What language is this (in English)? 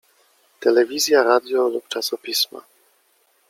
Polish